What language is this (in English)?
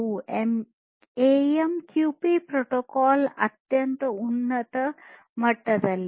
Kannada